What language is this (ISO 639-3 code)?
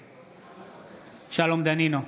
heb